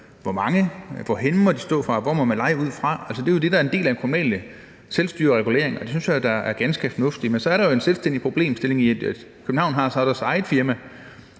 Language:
Danish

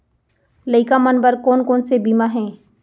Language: Chhattisgarhi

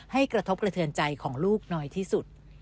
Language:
Thai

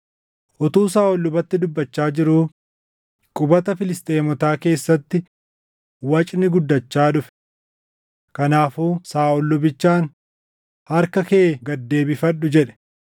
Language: Oromo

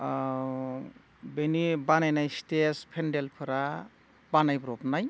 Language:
Bodo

